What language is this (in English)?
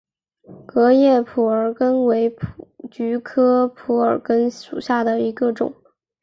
Chinese